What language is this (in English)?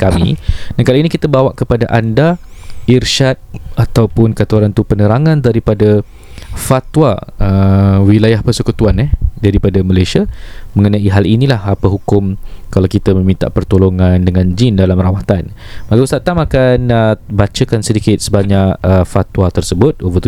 Malay